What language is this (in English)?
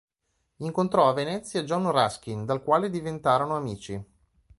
Italian